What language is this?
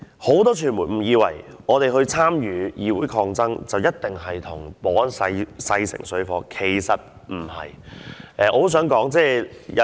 Cantonese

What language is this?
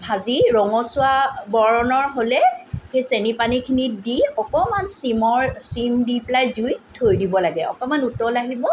Assamese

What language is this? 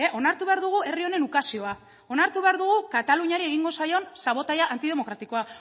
Basque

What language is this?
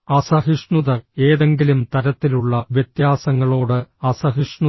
Malayalam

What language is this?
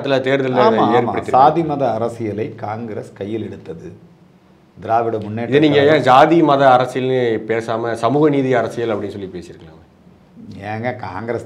Tamil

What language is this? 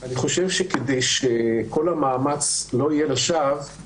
Hebrew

